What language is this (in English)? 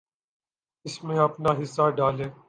Urdu